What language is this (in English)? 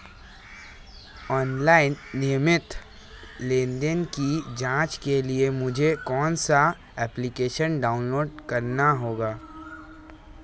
Hindi